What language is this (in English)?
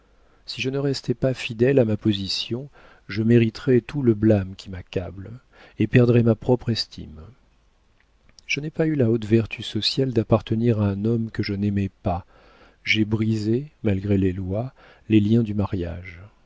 French